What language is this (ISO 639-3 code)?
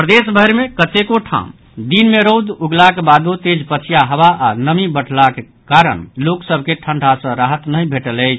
mai